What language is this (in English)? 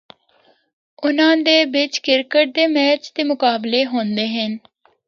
Northern Hindko